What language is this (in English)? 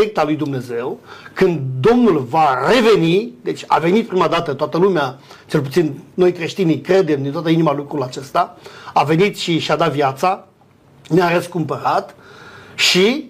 Romanian